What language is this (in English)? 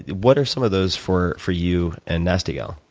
English